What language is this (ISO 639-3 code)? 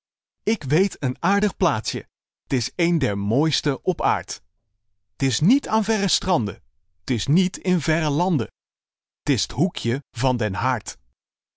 nld